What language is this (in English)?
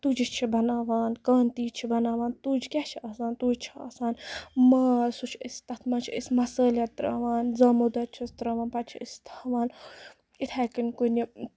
Kashmiri